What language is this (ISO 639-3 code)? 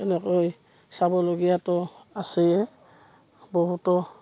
asm